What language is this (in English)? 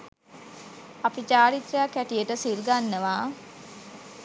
Sinhala